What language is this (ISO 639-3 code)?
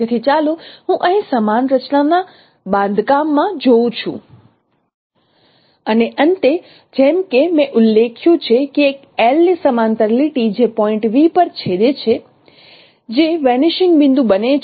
guj